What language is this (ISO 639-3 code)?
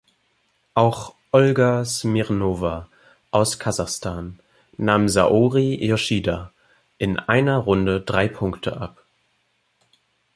deu